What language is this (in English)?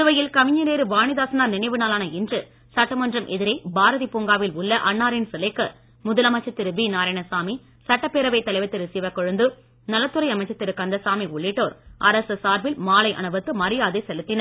Tamil